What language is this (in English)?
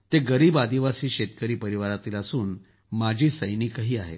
Marathi